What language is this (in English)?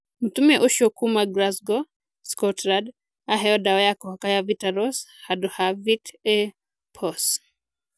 Kikuyu